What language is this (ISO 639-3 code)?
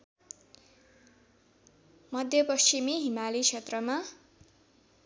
nep